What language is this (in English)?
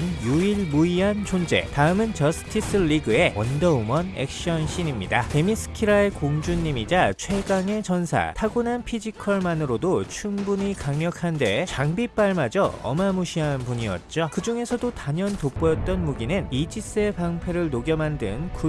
Korean